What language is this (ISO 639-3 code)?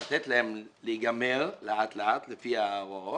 heb